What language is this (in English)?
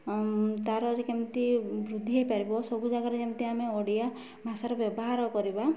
Odia